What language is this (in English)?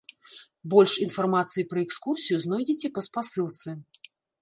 Belarusian